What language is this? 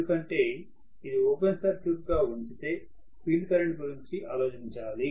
Telugu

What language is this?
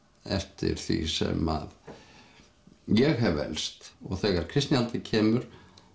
Icelandic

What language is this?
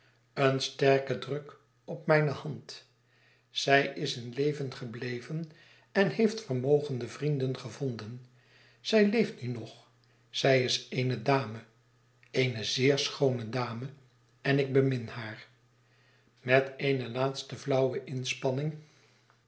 Dutch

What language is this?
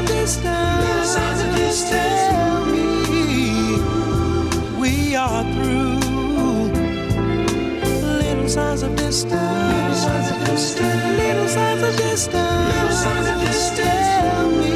English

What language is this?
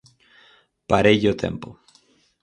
Galician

